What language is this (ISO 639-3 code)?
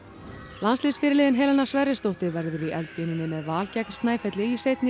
isl